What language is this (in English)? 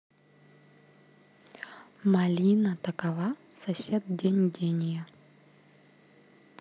Russian